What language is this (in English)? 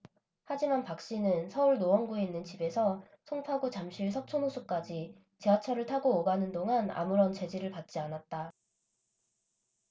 Korean